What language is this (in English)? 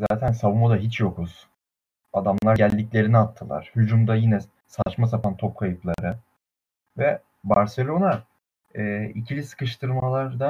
Turkish